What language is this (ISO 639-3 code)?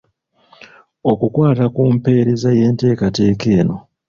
lug